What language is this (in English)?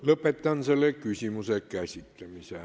Estonian